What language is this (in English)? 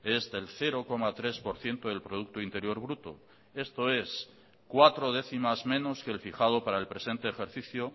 Spanish